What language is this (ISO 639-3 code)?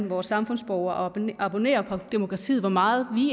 dan